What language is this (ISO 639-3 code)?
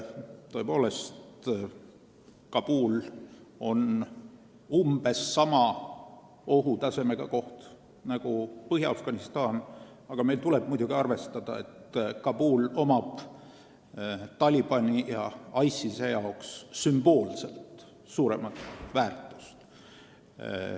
est